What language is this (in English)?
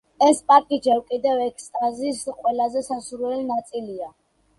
Georgian